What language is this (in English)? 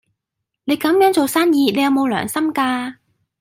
Cantonese